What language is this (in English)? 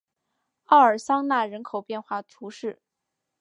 Chinese